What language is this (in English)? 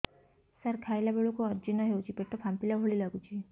Odia